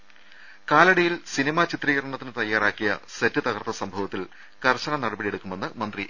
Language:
Malayalam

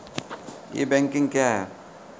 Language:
Maithili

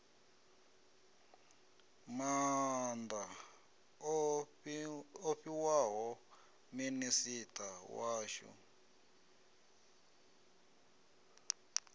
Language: Venda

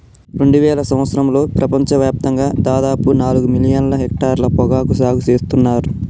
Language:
Telugu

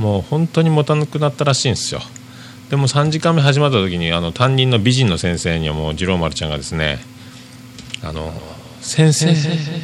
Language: Japanese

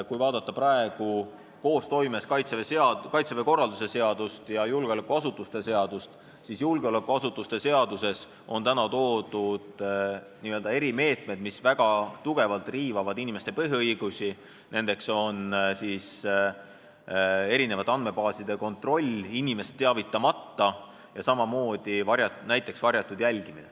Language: Estonian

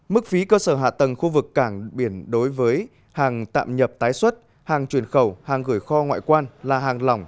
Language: Vietnamese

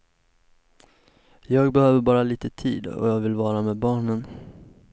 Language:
Swedish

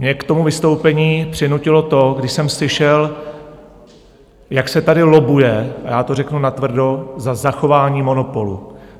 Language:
Czech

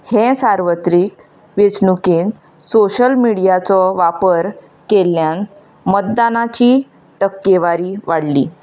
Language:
Konkani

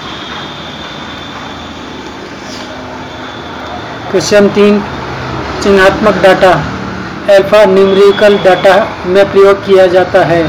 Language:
Hindi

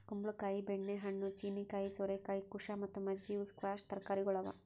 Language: Kannada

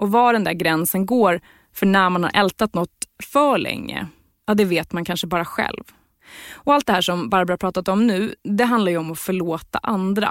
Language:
Swedish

